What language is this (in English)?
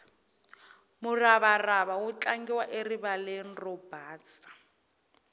Tsonga